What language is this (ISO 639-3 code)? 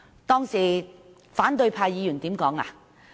yue